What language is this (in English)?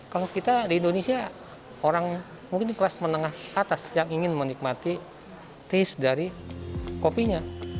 Indonesian